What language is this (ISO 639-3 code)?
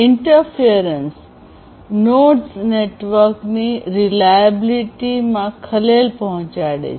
guj